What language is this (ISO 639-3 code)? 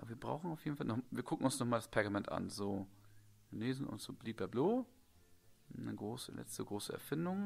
deu